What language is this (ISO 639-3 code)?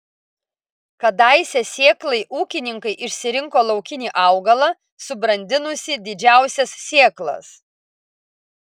lit